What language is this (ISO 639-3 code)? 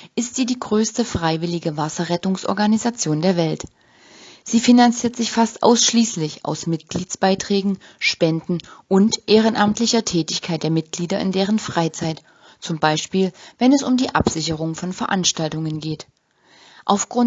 deu